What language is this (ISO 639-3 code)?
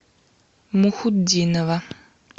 rus